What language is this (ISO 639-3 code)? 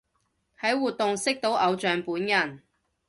yue